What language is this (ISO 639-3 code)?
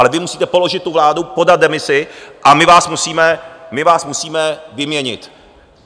ces